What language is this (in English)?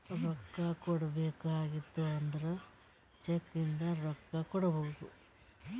Kannada